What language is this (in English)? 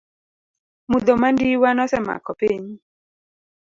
Luo (Kenya and Tanzania)